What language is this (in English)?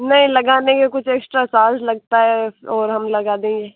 Hindi